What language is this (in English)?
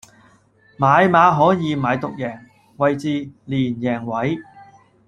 Cantonese